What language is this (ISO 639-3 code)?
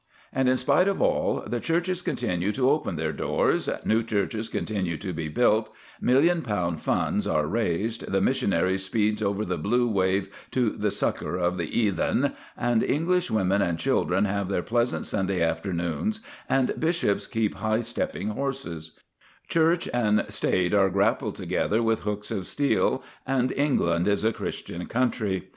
eng